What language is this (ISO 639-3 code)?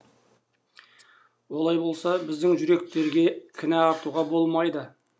kaz